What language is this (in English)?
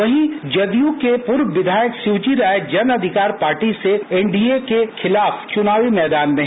Hindi